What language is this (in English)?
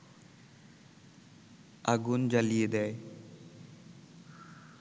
Bangla